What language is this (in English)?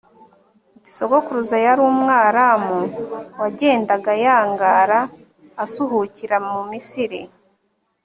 Kinyarwanda